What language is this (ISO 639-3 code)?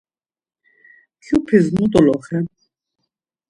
lzz